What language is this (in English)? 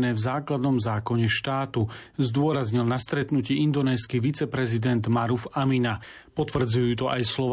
Slovak